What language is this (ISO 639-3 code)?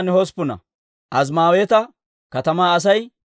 dwr